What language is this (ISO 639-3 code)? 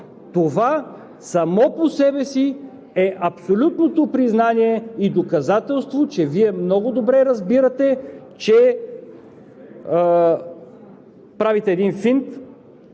bul